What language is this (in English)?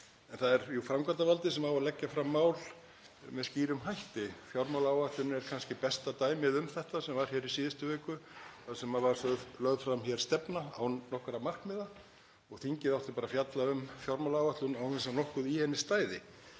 Icelandic